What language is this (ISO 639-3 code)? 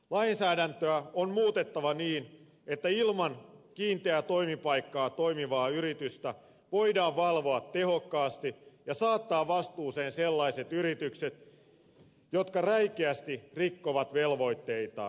fin